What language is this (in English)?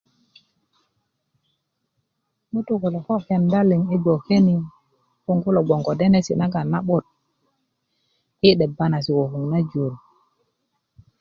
Kuku